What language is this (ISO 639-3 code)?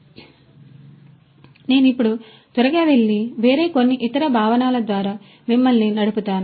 tel